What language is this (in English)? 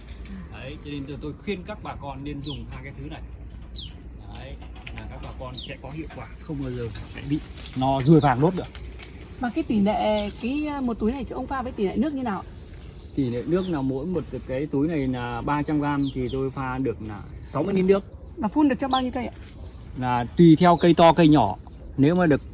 Vietnamese